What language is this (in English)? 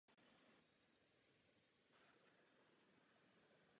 Czech